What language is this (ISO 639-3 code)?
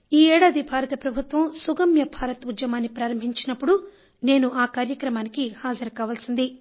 tel